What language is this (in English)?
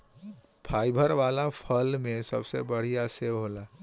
Bhojpuri